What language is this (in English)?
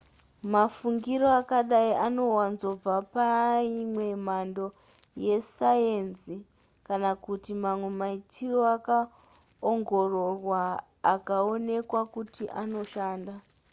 Shona